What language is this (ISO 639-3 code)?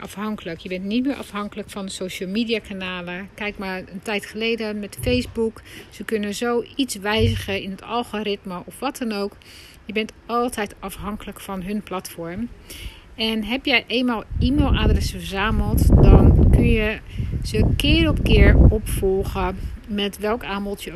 nld